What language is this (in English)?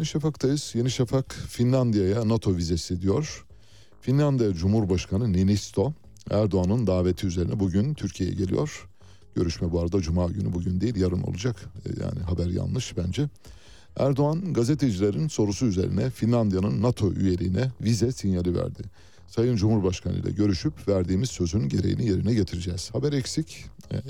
Turkish